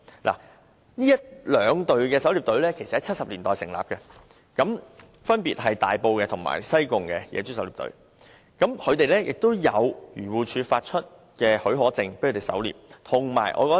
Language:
Cantonese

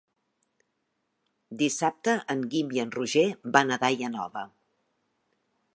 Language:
Catalan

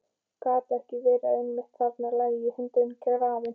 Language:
Icelandic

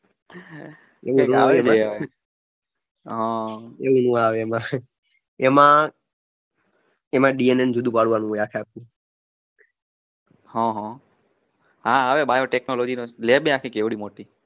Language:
Gujarati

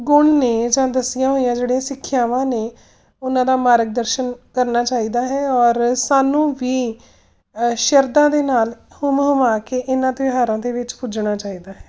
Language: Punjabi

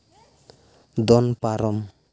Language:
Santali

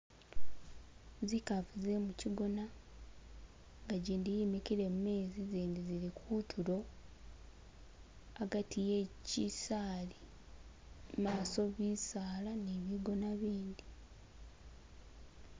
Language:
Masaaba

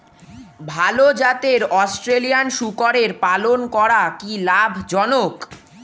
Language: Bangla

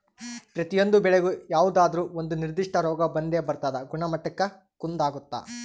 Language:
Kannada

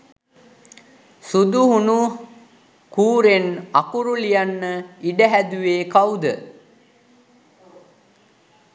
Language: Sinhala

